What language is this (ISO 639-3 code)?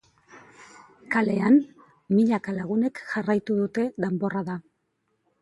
eus